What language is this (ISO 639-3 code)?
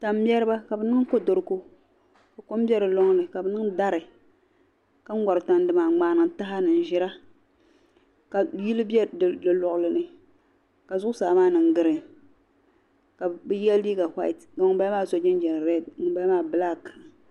dag